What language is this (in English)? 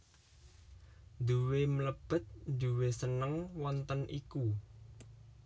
Javanese